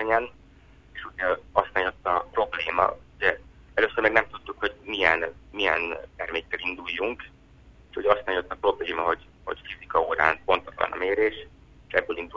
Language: Hungarian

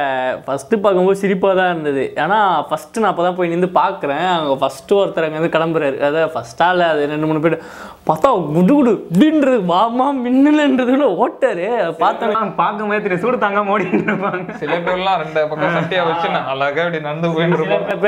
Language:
Tamil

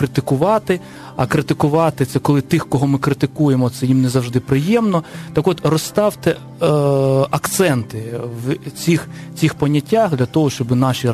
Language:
Ukrainian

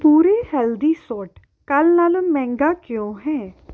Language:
Punjabi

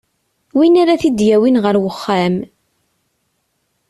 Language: Kabyle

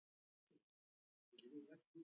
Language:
Icelandic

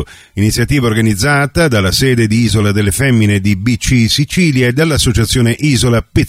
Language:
Italian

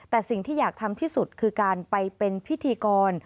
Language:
Thai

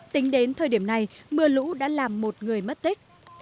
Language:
Vietnamese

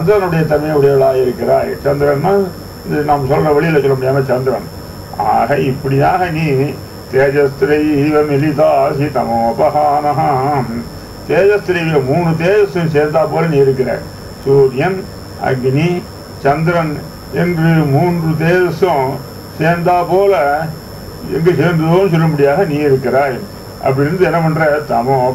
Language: Arabic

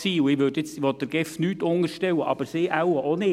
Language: Swiss German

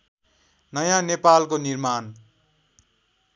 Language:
Nepali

